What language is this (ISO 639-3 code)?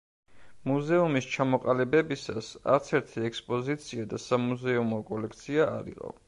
kat